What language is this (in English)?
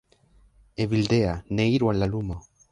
Esperanto